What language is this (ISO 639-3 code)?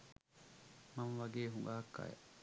sin